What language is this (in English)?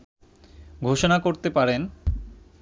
Bangla